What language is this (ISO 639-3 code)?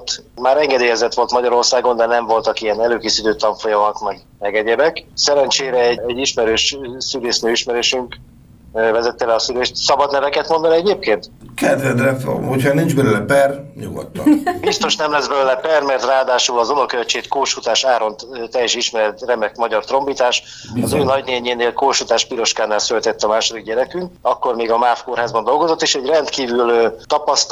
hun